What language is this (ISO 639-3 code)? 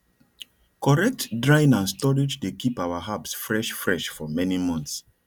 pcm